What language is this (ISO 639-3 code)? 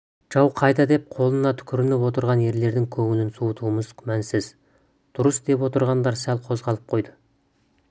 kaz